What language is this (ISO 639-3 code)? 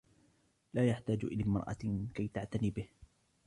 ara